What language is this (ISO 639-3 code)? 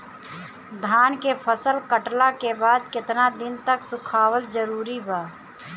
bho